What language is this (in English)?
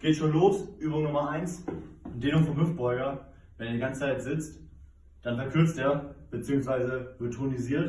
German